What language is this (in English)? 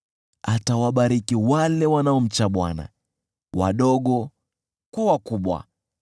Swahili